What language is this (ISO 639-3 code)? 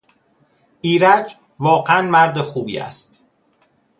fas